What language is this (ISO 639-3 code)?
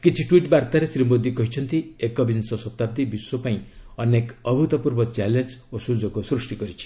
ori